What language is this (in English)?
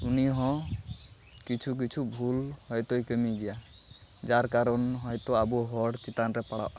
Santali